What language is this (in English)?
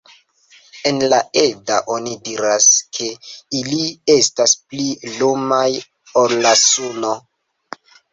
Esperanto